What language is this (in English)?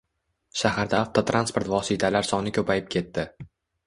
Uzbek